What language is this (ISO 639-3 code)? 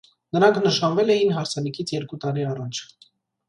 hye